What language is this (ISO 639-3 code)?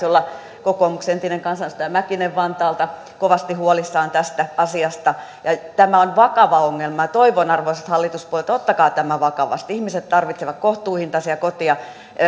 fin